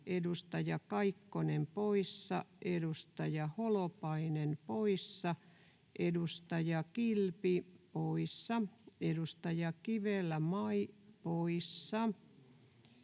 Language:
Finnish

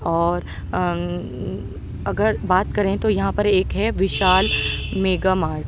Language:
Urdu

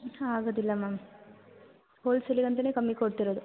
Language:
Kannada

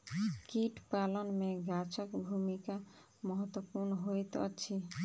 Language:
Maithili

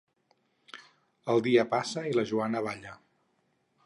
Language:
Catalan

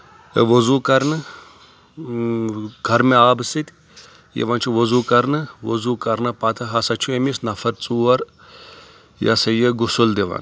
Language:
Kashmiri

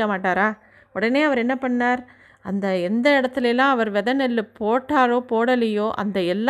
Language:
Tamil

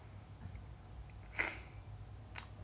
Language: English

